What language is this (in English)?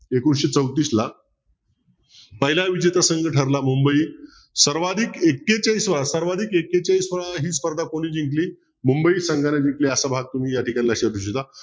Marathi